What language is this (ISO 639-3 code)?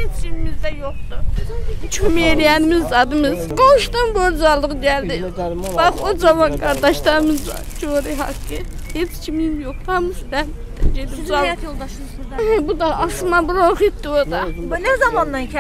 tur